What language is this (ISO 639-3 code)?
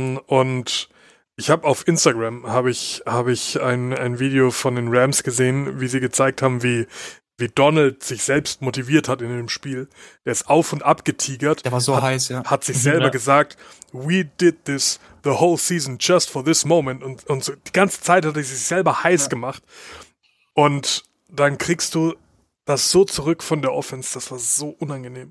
deu